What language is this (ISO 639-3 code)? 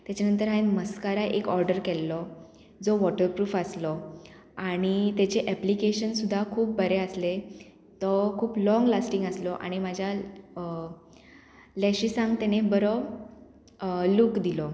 kok